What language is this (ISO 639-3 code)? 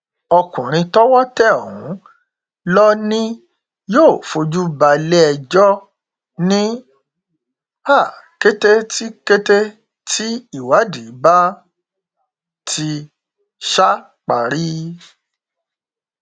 yor